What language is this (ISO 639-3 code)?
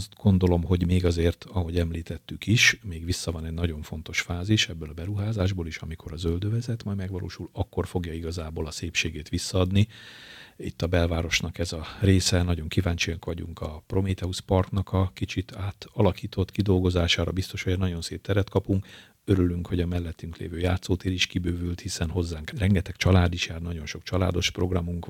hun